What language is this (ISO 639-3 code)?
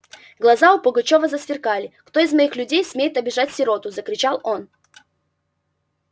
rus